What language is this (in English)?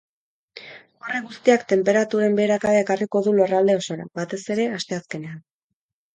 Basque